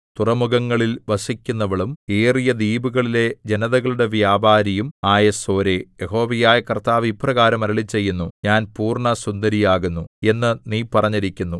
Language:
Malayalam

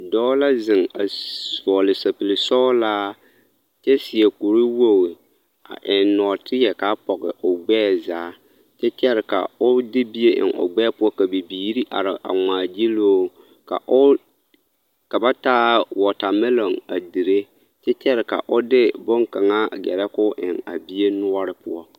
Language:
Southern Dagaare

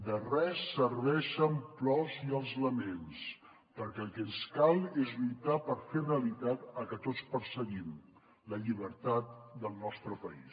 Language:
Catalan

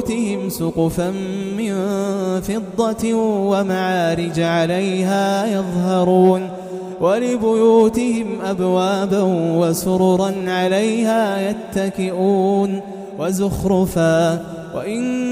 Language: Arabic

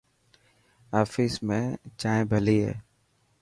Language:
Dhatki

